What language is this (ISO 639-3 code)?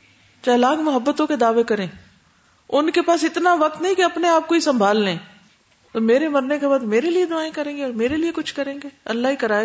urd